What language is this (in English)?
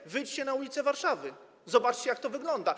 Polish